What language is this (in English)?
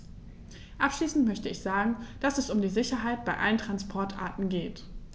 German